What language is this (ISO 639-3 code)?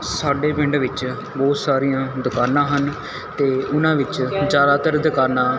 pan